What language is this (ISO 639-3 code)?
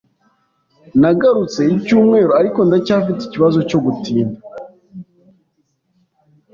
kin